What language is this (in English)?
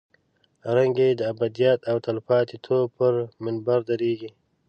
Pashto